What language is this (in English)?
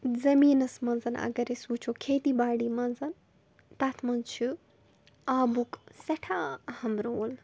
Kashmiri